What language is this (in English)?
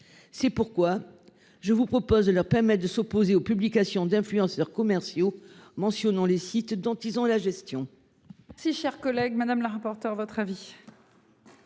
French